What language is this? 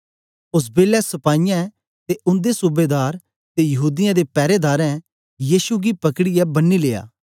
Dogri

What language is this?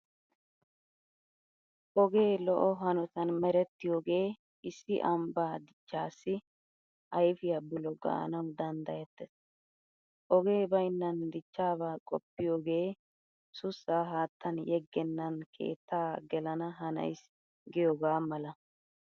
Wolaytta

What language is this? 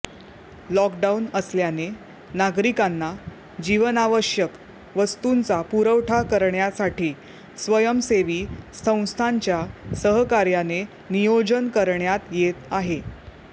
Marathi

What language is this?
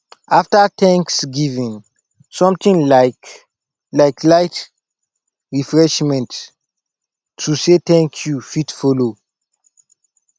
Nigerian Pidgin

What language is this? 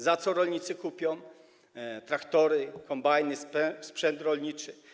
Polish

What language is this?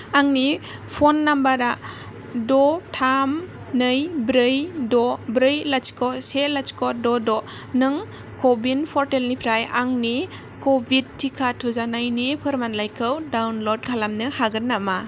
Bodo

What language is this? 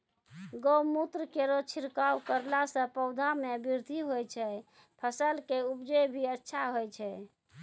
Maithili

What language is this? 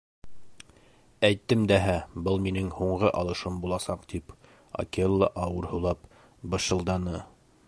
Bashkir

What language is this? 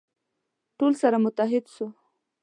Pashto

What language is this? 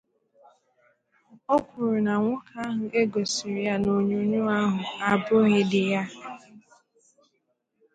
Igbo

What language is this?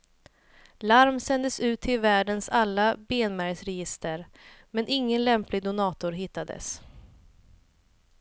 Swedish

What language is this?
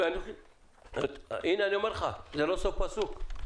Hebrew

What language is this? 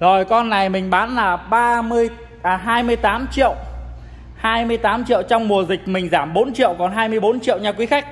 Vietnamese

